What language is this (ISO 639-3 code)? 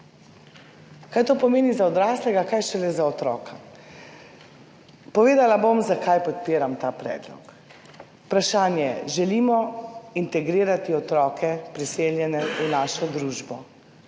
slv